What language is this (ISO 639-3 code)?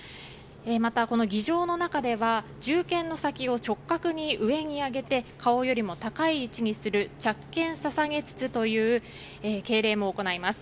jpn